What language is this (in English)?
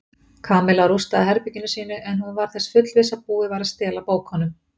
Icelandic